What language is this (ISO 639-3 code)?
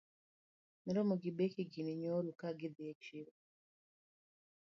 luo